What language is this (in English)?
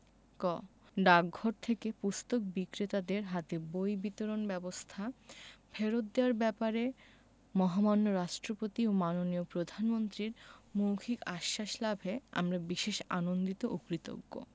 Bangla